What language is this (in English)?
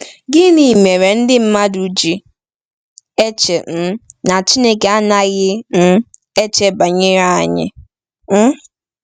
Igbo